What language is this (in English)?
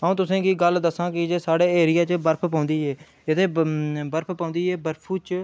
Dogri